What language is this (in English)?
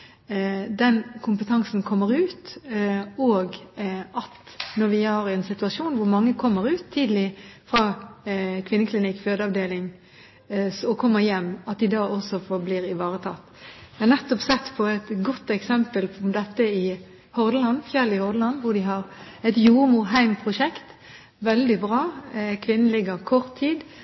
Norwegian Bokmål